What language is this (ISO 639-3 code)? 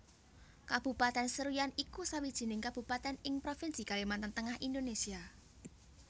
jav